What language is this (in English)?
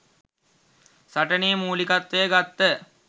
Sinhala